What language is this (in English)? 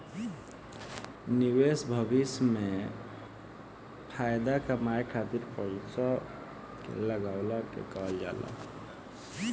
Bhojpuri